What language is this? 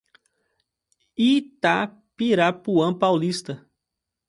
Portuguese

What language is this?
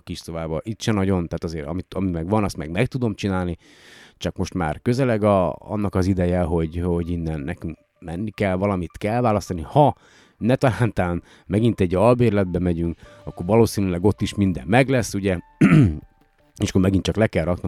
Hungarian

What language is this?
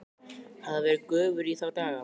Icelandic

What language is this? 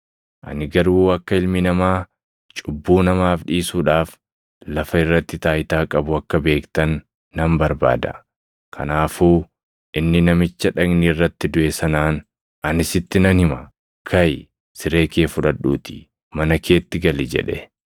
Oromo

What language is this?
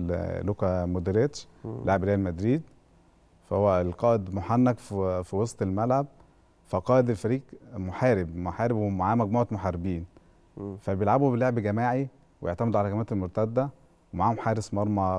Arabic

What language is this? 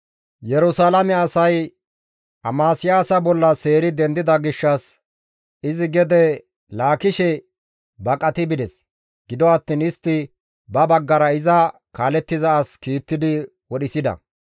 Gamo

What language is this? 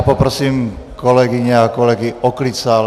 Czech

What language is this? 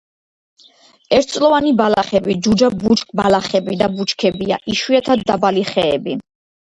Georgian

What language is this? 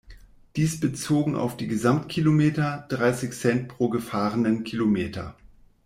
German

